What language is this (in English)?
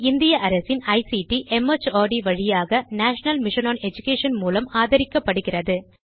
Tamil